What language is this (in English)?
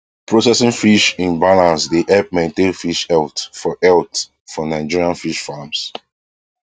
Nigerian Pidgin